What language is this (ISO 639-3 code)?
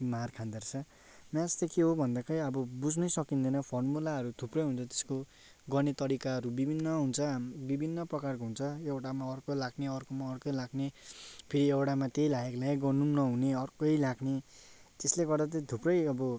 nep